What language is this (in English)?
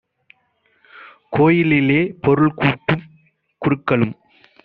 Tamil